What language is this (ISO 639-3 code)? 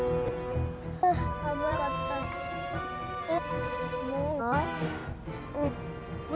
jpn